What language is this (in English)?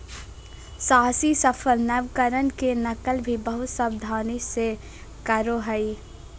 Magahi